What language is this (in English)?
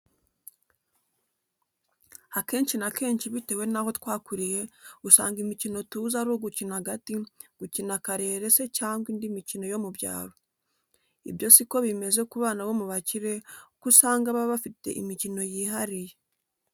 Kinyarwanda